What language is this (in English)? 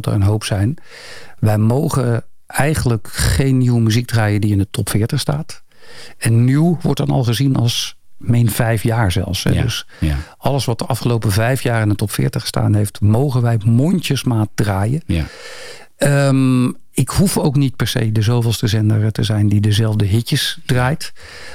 Dutch